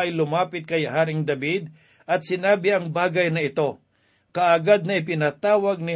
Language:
Filipino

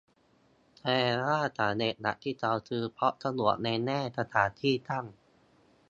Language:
Thai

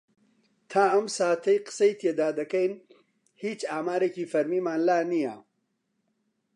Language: Central Kurdish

